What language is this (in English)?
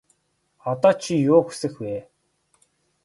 Mongolian